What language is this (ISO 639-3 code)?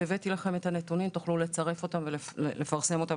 heb